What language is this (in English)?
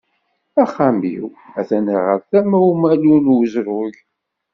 Kabyle